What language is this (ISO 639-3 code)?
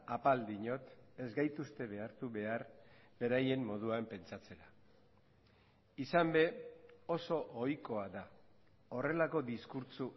eus